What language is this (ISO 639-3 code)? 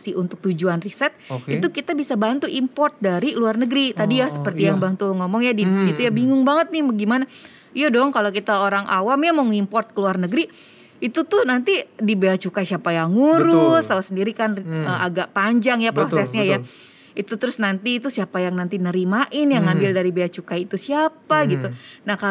ind